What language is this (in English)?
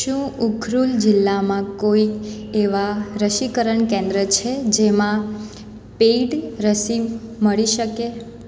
Gujarati